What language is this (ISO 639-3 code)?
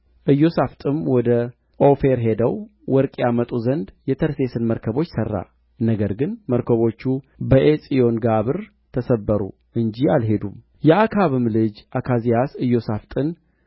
amh